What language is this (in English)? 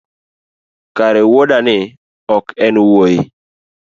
Luo (Kenya and Tanzania)